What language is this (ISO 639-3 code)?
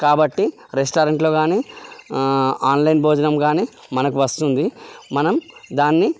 tel